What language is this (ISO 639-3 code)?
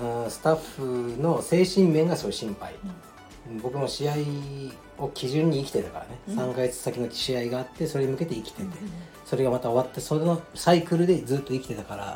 jpn